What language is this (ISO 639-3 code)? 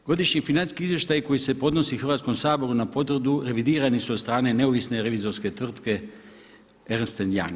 hrv